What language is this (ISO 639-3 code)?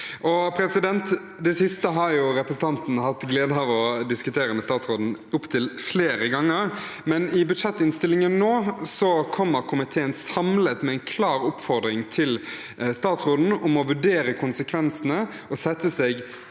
nor